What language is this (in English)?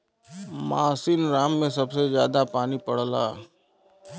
Bhojpuri